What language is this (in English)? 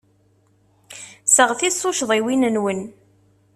Kabyle